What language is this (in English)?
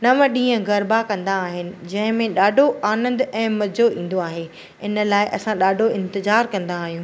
Sindhi